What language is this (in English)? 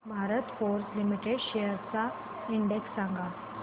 Marathi